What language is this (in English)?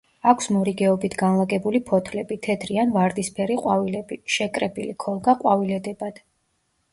Georgian